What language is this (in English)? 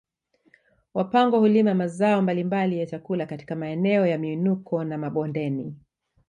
Swahili